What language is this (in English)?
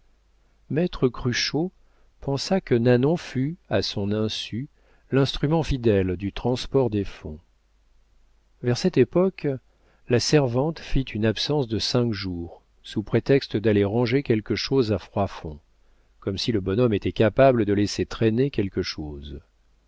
French